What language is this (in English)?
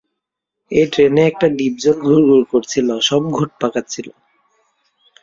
Bangla